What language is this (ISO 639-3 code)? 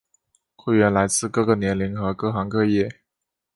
zho